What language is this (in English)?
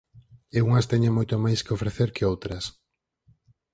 Galician